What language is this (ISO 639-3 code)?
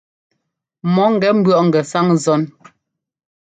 jgo